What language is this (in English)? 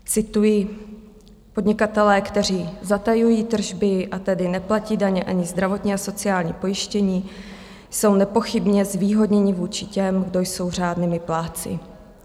Czech